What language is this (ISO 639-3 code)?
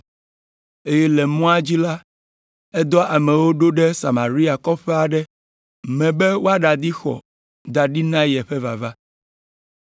ewe